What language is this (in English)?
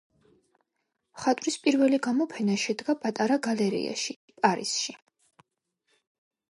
Georgian